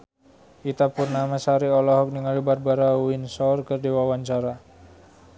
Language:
Sundanese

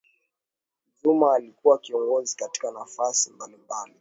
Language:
Swahili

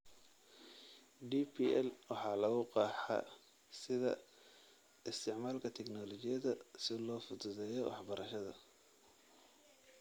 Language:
Somali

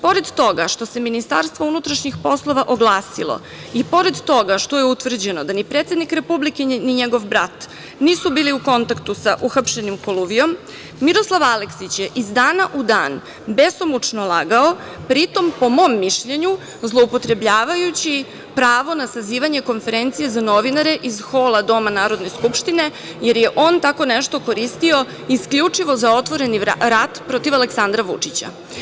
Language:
Serbian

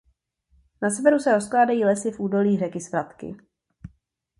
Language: Czech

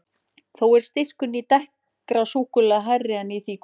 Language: Icelandic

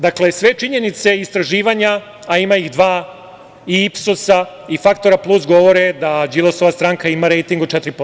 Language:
Serbian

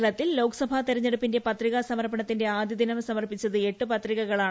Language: Malayalam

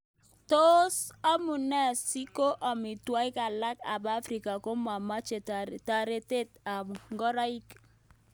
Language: Kalenjin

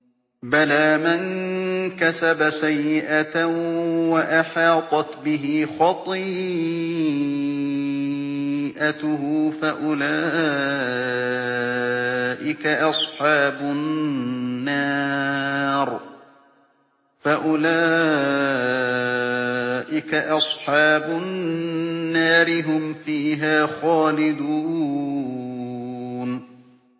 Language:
Arabic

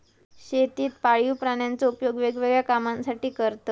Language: Marathi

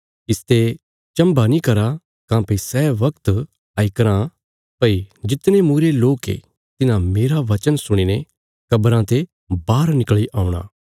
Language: Bilaspuri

